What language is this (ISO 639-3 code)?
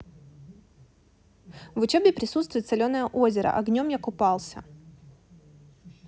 rus